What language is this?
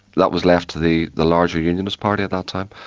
English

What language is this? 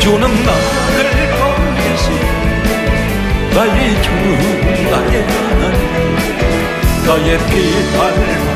Korean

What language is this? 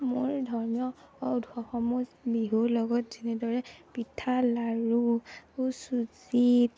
Assamese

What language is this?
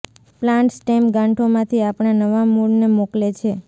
Gujarati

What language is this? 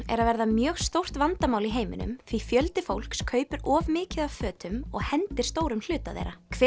Icelandic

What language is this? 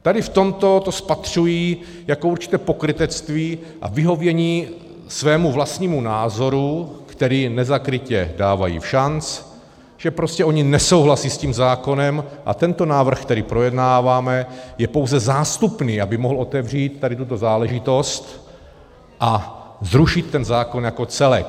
Czech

